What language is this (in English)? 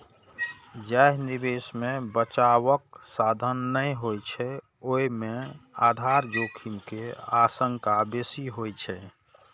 Maithili